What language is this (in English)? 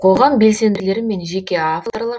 Kazakh